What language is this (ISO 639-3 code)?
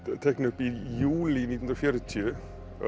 isl